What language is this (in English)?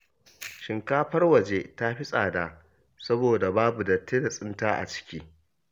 Hausa